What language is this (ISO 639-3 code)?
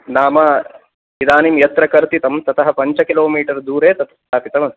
san